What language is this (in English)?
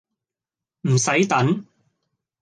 Cantonese